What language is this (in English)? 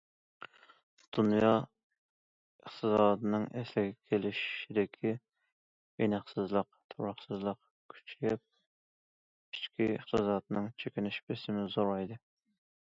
Uyghur